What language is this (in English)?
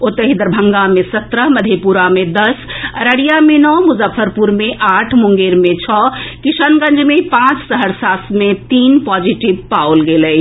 Maithili